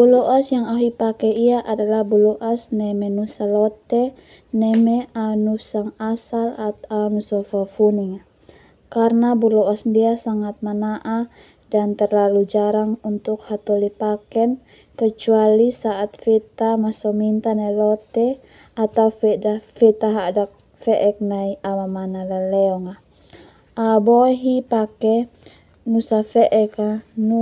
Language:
Termanu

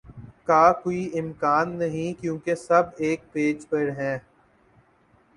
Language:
Urdu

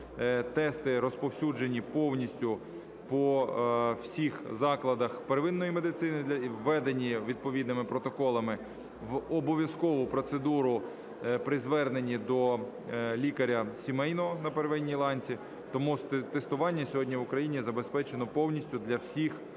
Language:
Ukrainian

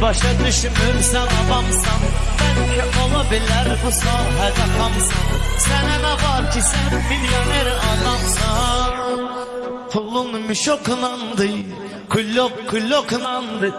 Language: Turkish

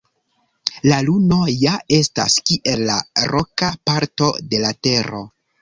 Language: Esperanto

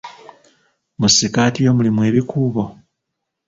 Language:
Ganda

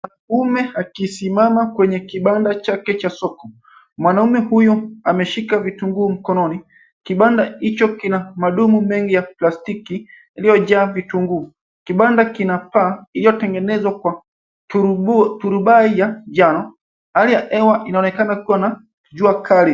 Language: Swahili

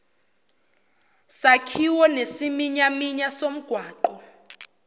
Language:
Zulu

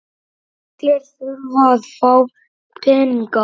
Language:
Icelandic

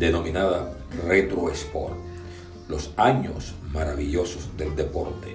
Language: Spanish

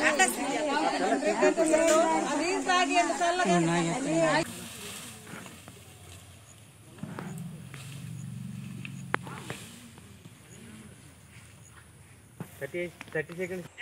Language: Telugu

